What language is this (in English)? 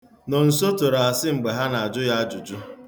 Igbo